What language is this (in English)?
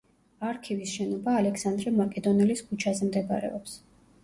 Georgian